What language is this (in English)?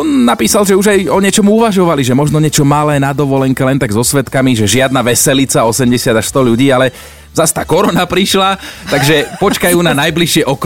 Slovak